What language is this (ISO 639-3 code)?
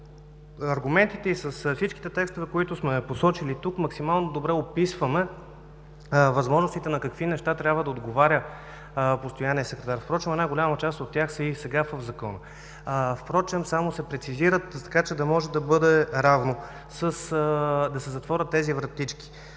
bul